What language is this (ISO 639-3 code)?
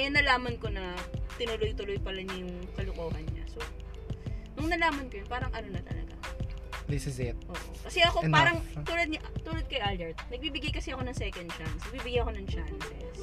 fil